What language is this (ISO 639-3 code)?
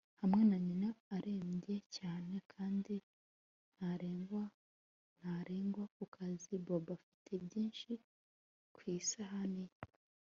kin